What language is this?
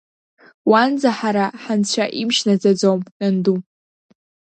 Abkhazian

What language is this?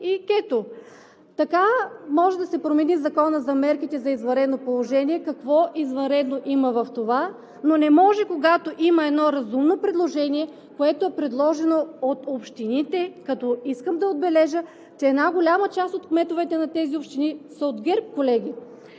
Bulgarian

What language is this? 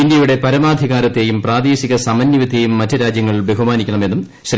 Malayalam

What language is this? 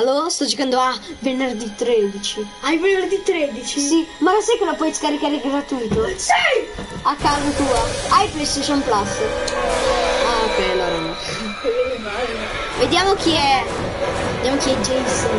Italian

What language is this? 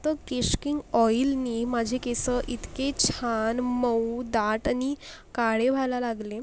Marathi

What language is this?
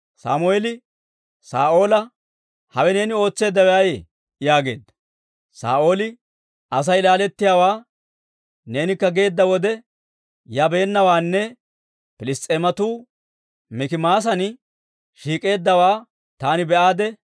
Dawro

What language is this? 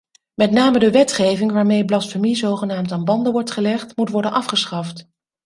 Dutch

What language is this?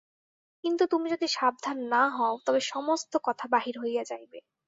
Bangla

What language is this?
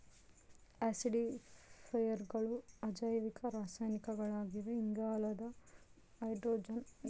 Kannada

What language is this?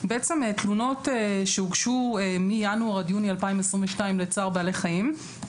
Hebrew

